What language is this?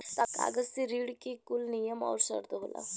Bhojpuri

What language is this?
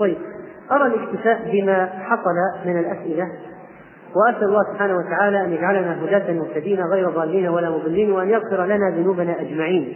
Arabic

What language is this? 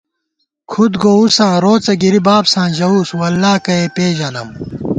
Gawar-Bati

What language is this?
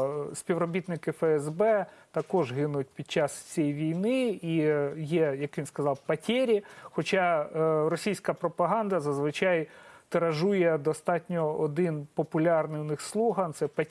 Ukrainian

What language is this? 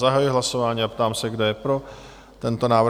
Czech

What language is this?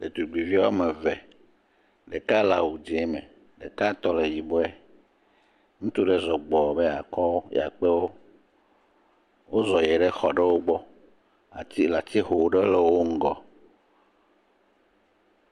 Ewe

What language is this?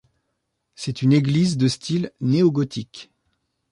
French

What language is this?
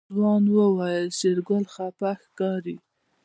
Pashto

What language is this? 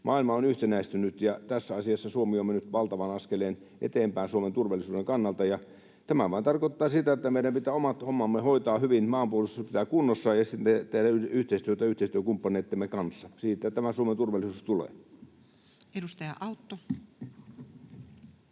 Finnish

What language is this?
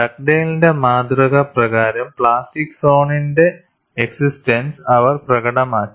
Malayalam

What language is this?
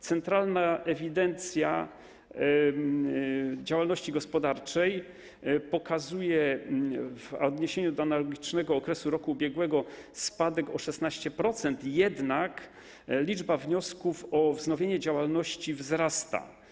Polish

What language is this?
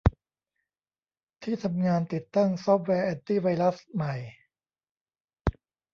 Thai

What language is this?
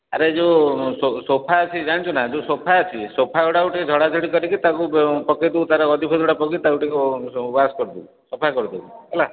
Odia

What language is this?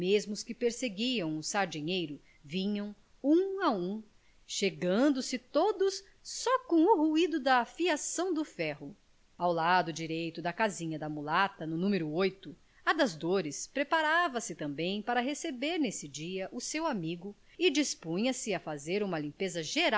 Portuguese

